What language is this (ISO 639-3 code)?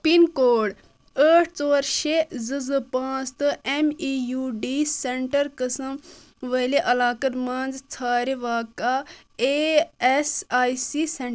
kas